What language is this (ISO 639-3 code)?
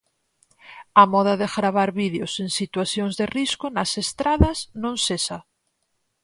glg